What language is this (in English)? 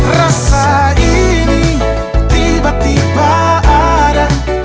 Indonesian